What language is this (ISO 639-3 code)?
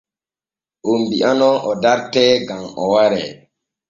fue